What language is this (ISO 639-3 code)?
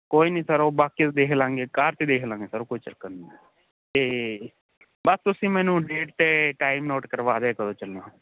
pan